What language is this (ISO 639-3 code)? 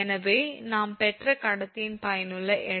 tam